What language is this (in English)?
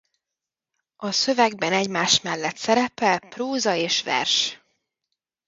Hungarian